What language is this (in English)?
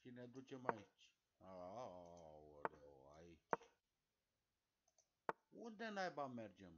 Romanian